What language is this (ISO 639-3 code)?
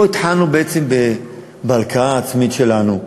heb